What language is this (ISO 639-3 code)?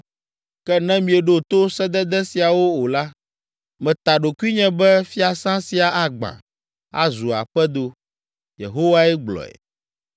ewe